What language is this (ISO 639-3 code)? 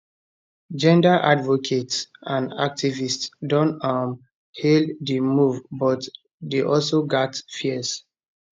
pcm